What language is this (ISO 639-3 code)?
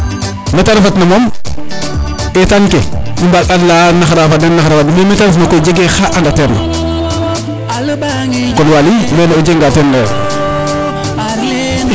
srr